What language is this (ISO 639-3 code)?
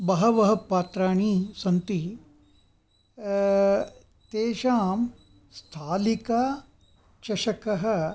san